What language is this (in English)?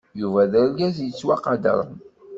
Kabyle